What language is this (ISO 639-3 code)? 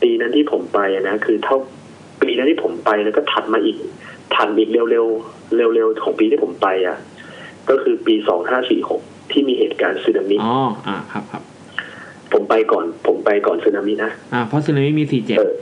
tha